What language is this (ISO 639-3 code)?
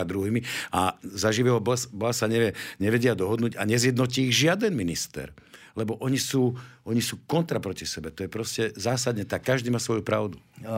slk